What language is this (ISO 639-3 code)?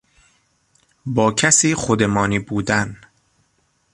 fas